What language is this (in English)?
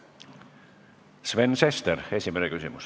Estonian